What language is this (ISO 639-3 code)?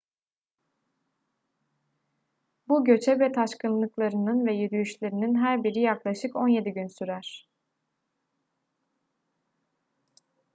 tur